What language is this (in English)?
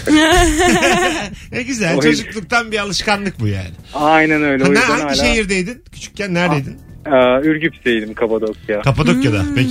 Turkish